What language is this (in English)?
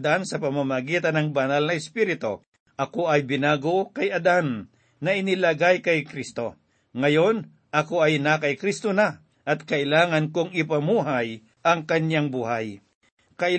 Filipino